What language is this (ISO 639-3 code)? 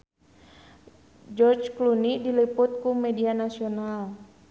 sun